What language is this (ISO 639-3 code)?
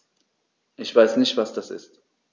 deu